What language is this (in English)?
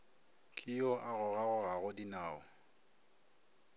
Northern Sotho